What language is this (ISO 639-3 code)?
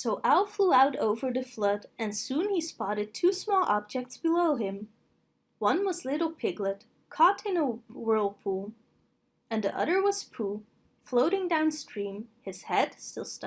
eng